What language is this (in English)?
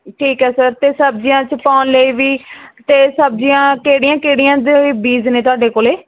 Punjabi